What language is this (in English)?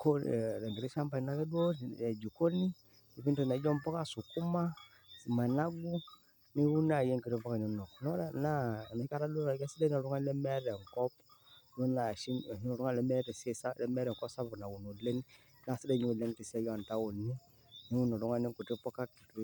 Masai